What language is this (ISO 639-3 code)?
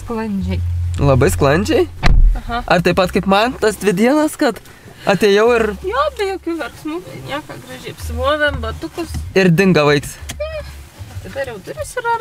lit